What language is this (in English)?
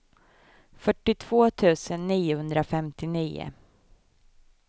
Swedish